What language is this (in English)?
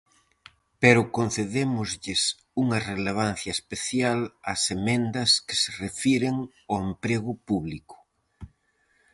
Galician